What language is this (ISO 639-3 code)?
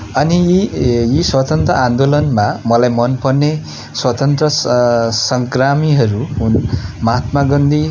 nep